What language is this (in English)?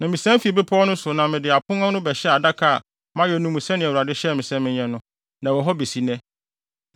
Akan